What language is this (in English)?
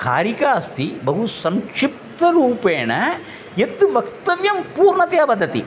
Sanskrit